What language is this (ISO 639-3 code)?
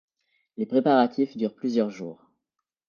fra